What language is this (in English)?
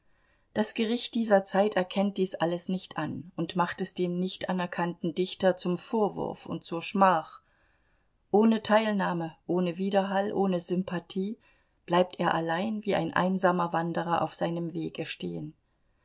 German